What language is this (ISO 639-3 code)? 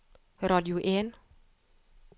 nor